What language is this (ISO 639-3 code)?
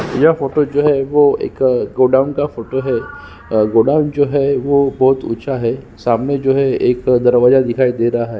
hin